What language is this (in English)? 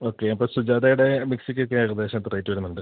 Malayalam